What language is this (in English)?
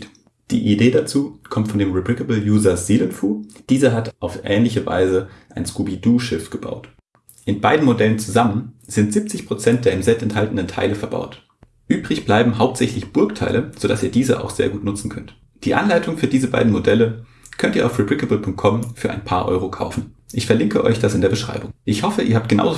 German